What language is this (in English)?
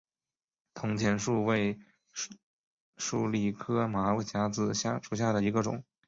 Chinese